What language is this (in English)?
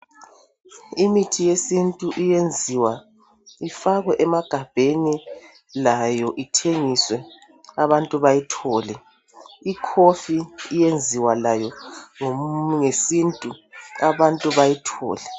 North Ndebele